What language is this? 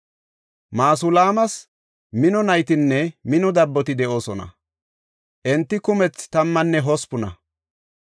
Gofa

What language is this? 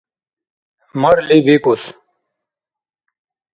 Dargwa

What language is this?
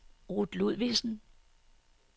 Danish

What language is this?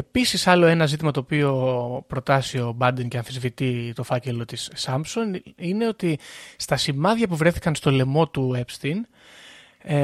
Greek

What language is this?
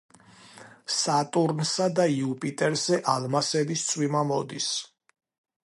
Georgian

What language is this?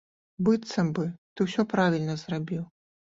Belarusian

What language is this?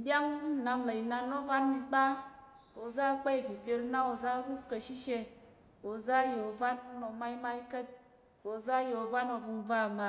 Tarok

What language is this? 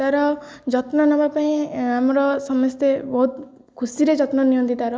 Odia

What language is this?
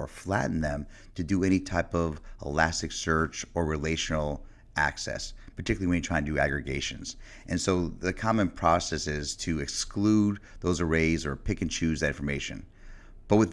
English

